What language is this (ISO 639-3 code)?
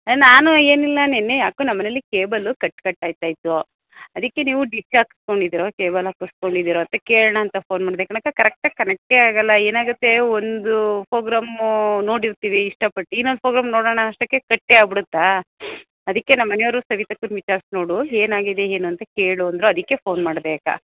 kan